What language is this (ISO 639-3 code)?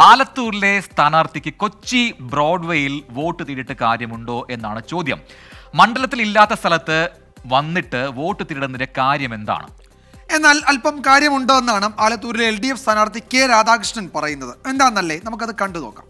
mal